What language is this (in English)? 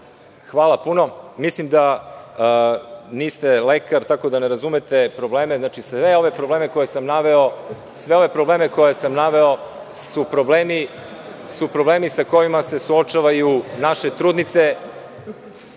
Serbian